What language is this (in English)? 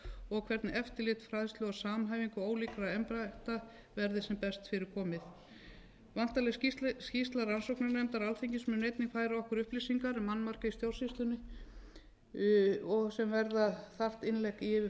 Icelandic